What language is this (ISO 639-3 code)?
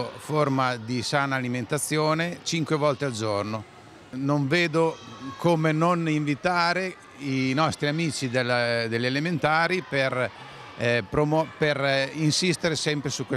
ita